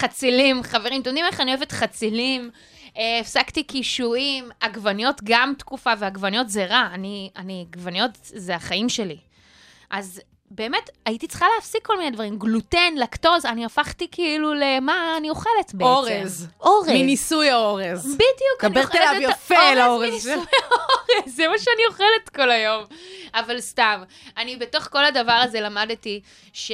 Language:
Hebrew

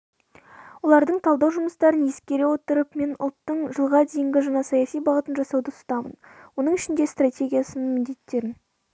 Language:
Kazakh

